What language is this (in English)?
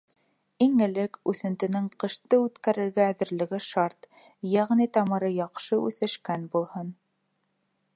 Bashkir